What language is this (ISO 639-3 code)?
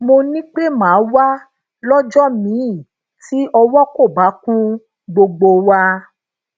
yor